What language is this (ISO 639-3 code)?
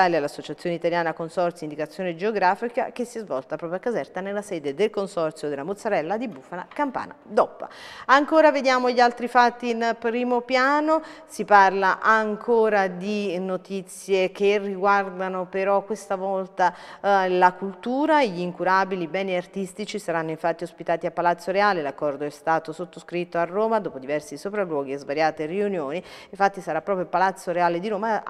ita